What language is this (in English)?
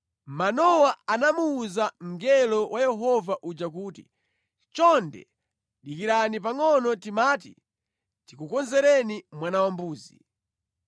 Nyanja